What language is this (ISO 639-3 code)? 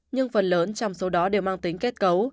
vie